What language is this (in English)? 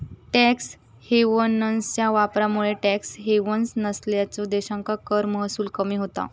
Marathi